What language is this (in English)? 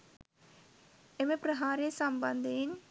Sinhala